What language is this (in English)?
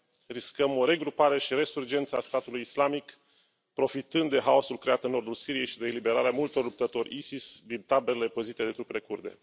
Romanian